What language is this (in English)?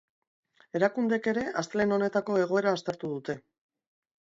Basque